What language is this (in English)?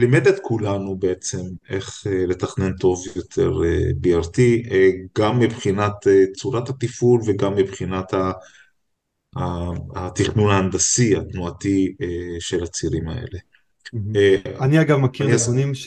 Hebrew